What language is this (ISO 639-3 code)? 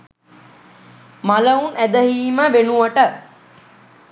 sin